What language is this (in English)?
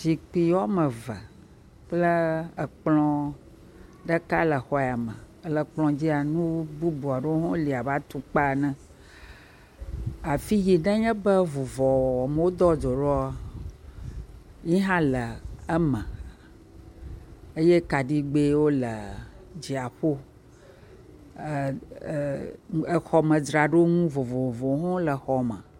Ewe